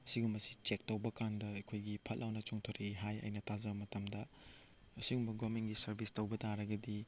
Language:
Manipuri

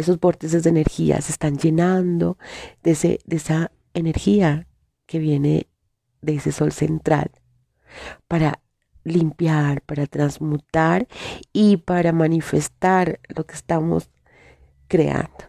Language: Spanish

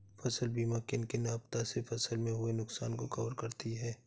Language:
Hindi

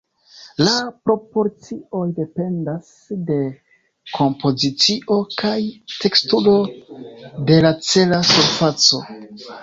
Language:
Esperanto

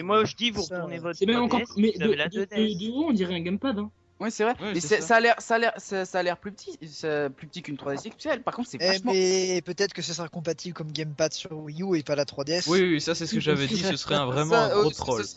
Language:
French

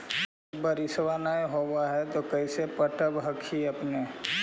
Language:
Magahi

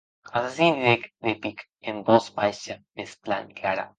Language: Occitan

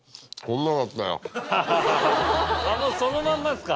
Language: Japanese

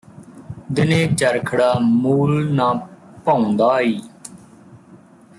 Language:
Punjabi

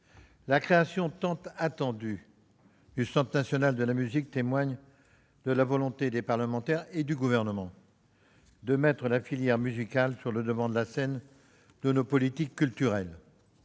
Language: French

